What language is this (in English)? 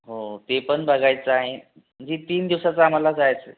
Marathi